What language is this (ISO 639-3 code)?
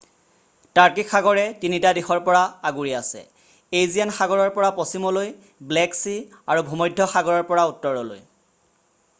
asm